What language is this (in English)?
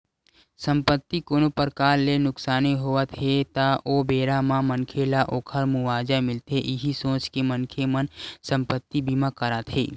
Chhattisgarhi